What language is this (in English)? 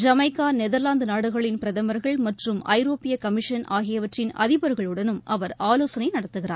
Tamil